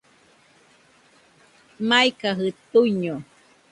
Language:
Nüpode Huitoto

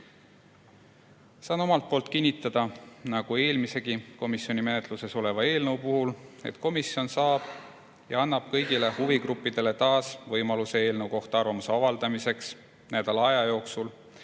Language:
Estonian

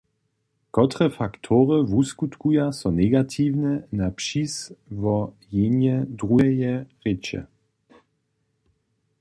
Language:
Upper Sorbian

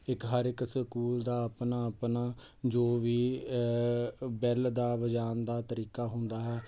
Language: Punjabi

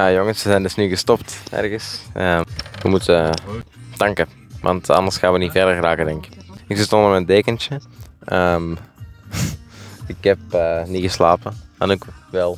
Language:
Dutch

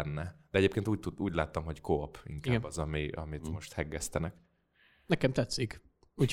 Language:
Hungarian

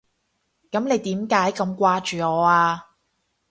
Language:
Cantonese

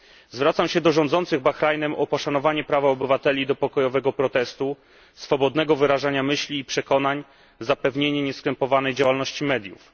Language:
Polish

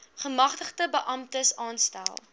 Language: Afrikaans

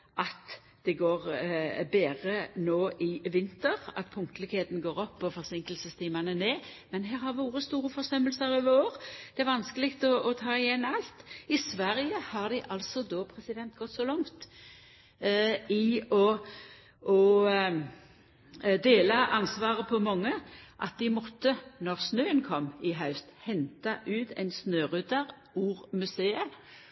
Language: Norwegian Nynorsk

